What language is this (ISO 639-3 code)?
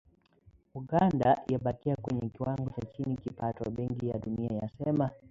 swa